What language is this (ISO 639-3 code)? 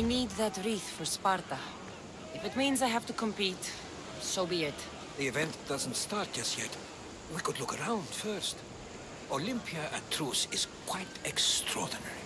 pol